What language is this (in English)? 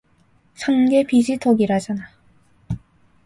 Korean